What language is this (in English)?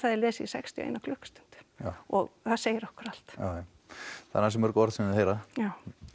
Icelandic